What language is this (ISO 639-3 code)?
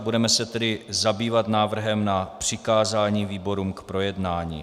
ces